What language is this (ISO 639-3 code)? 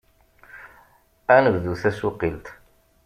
kab